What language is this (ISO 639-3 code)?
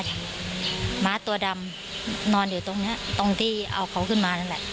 tha